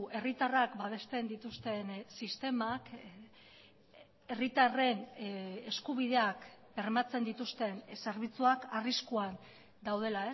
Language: Basque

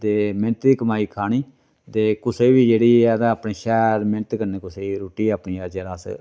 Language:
Dogri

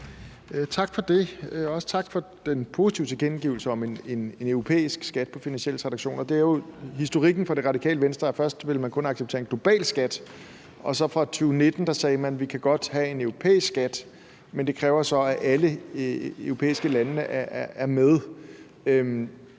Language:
Danish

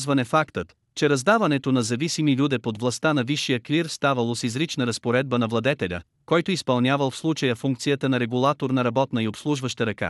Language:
Bulgarian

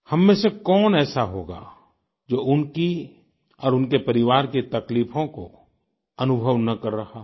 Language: Hindi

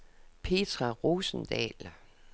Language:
Danish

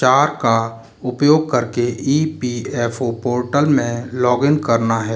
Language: Hindi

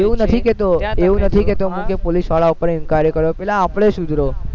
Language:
Gujarati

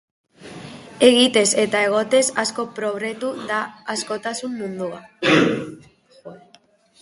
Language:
Basque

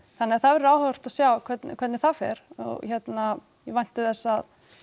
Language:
Icelandic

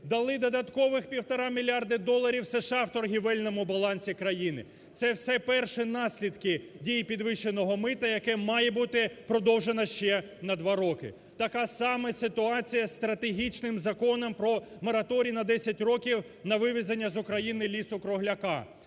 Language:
Ukrainian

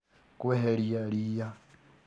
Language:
Kikuyu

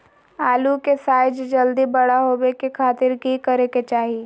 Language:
Magahi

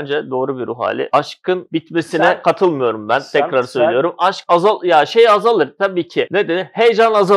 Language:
Turkish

